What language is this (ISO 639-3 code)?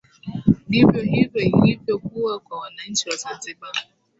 swa